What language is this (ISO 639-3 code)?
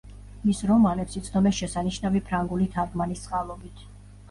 kat